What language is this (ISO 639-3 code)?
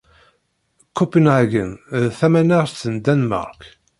kab